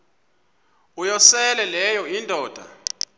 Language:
Xhosa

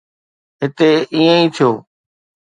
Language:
Sindhi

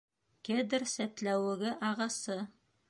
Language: Bashkir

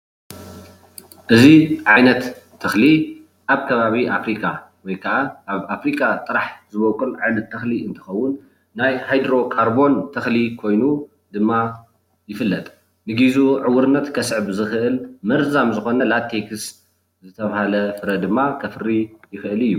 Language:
Tigrinya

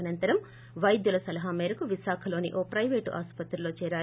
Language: Telugu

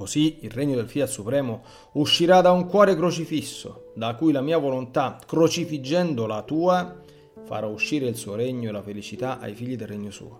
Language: Italian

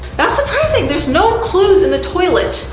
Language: English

